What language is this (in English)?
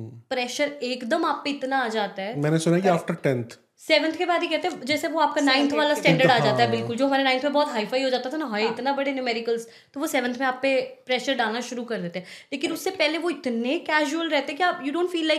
Hindi